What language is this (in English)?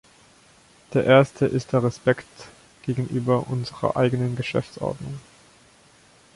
German